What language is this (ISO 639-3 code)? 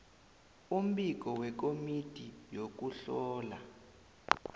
nbl